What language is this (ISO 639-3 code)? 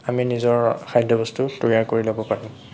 asm